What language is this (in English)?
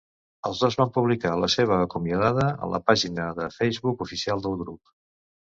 Catalan